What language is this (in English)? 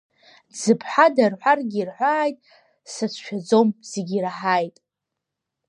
Abkhazian